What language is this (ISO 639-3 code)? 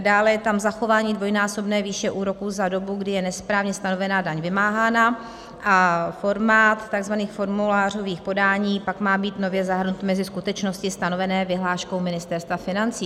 ces